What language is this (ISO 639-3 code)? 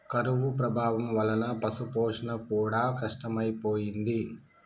tel